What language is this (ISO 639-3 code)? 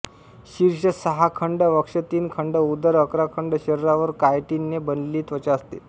mar